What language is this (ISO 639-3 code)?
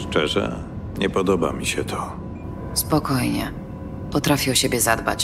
pol